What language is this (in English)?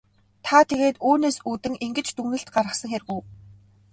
Mongolian